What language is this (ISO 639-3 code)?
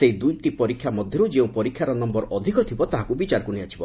ori